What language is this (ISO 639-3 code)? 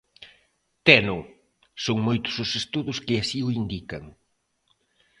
glg